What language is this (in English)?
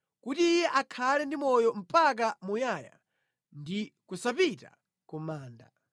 Nyanja